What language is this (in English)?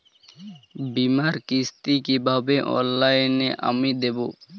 Bangla